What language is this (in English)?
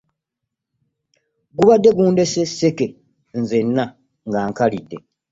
Ganda